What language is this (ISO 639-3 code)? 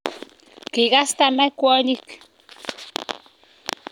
kln